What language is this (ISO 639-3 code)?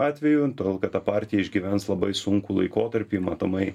lit